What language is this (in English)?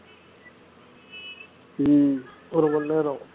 Tamil